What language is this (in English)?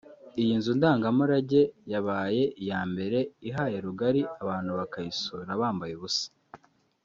Kinyarwanda